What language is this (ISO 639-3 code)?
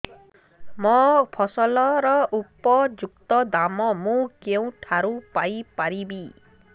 ori